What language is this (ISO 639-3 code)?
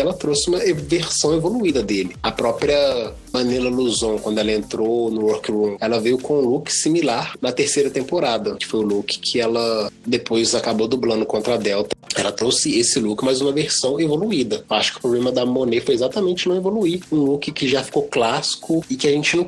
por